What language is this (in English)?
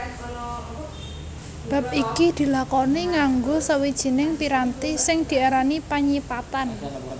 Javanese